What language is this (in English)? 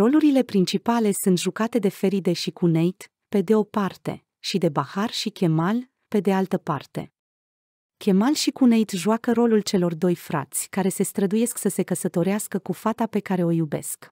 Romanian